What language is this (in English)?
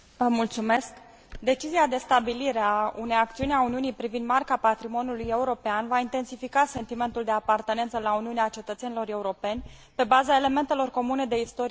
Romanian